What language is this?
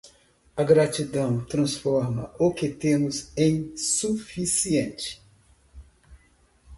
Portuguese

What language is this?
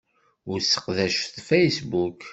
Kabyle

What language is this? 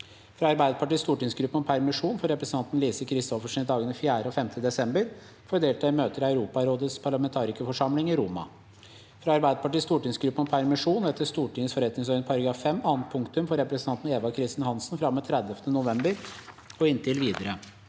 Norwegian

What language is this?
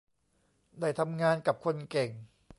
Thai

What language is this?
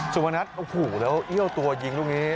Thai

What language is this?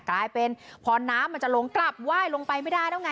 Thai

